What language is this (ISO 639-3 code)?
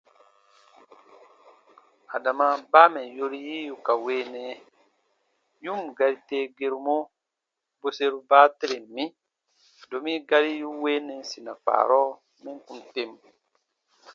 bba